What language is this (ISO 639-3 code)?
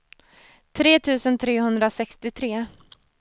swe